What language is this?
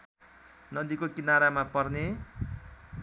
Nepali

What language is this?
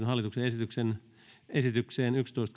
Finnish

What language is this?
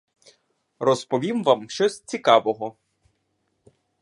Ukrainian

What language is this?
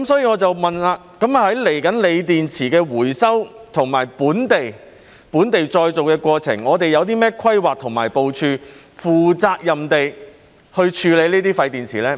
Cantonese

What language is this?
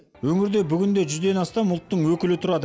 Kazakh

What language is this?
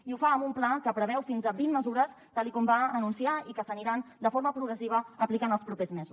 Catalan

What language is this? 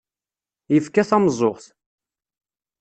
Kabyle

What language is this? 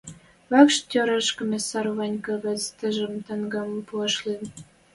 Western Mari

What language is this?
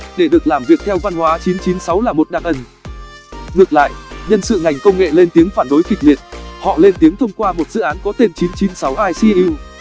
Vietnamese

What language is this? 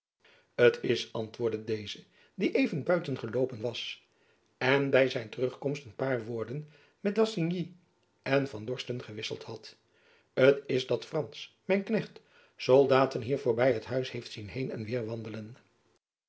Dutch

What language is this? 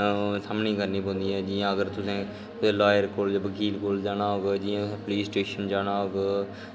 Dogri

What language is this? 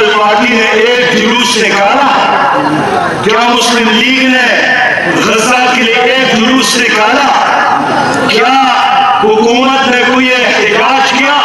Arabic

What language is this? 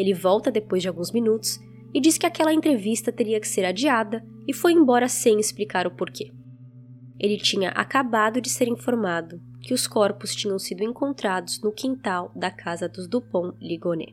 Portuguese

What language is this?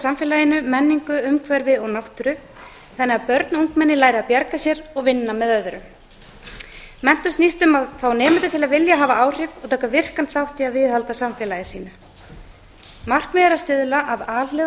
Icelandic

